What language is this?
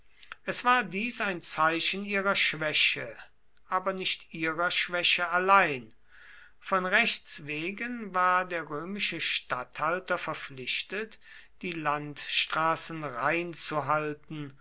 German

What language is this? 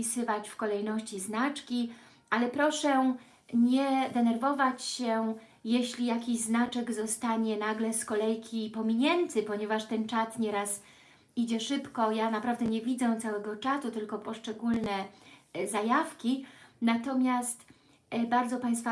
Polish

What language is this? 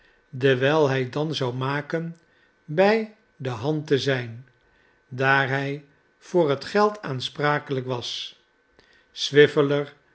Dutch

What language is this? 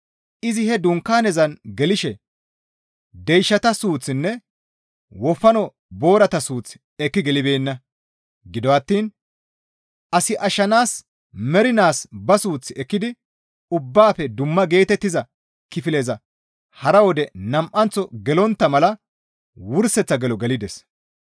Gamo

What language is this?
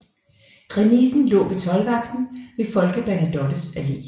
Danish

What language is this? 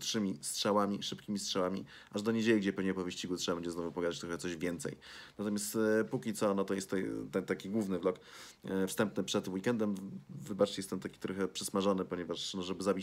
Polish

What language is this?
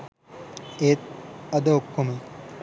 Sinhala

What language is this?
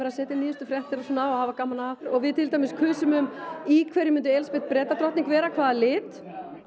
Icelandic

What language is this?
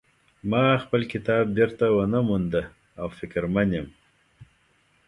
Pashto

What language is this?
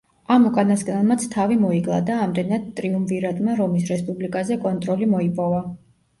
Georgian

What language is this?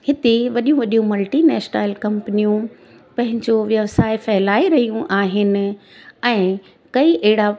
Sindhi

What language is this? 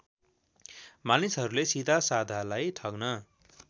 Nepali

